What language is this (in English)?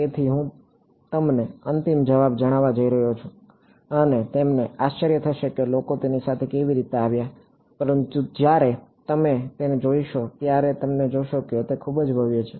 Gujarati